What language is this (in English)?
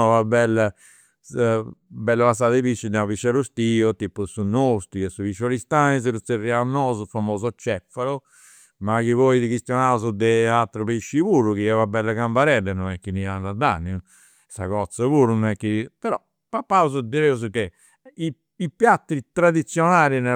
Campidanese Sardinian